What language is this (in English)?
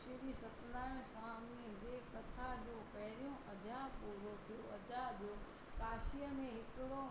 Sindhi